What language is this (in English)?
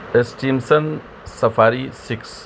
Urdu